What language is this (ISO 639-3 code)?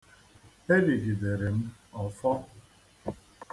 ibo